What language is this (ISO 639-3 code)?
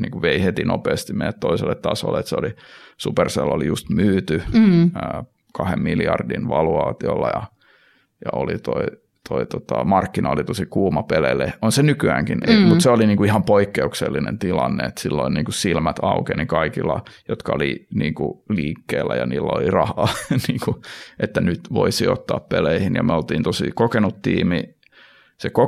fin